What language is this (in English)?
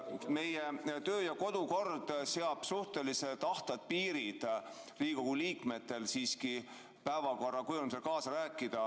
Estonian